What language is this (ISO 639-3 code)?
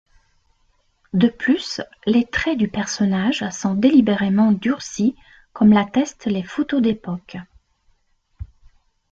fra